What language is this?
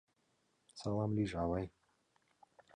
Mari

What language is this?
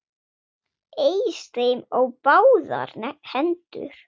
Icelandic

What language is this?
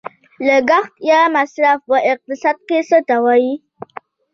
Pashto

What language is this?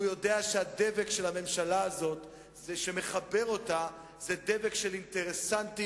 Hebrew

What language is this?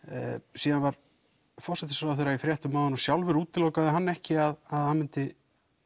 Icelandic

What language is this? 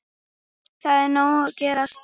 Icelandic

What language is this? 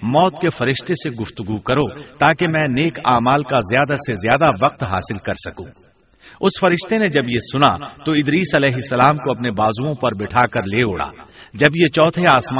Urdu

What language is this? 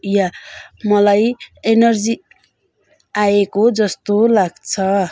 Nepali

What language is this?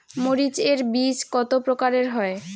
Bangla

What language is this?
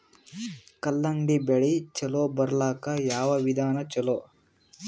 Kannada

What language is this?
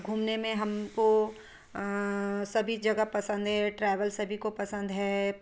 Hindi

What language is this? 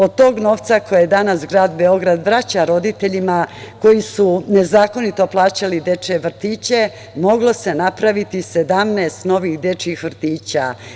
Serbian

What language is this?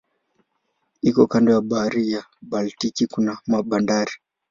Swahili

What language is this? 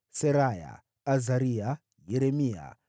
Swahili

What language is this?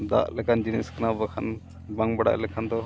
Santali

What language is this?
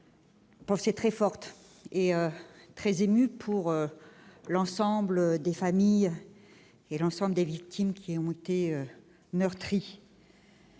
French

